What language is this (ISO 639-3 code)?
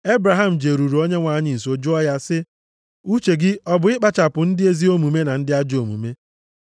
ibo